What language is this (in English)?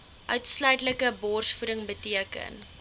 Afrikaans